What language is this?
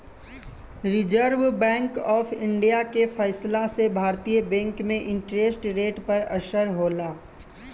Bhojpuri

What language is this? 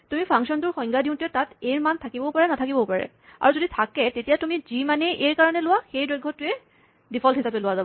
Assamese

